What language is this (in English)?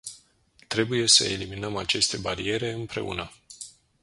Romanian